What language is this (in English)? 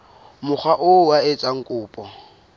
Southern Sotho